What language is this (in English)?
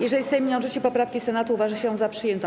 Polish